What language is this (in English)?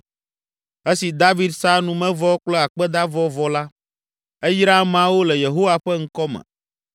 Ewe